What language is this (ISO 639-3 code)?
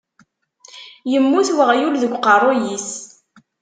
kab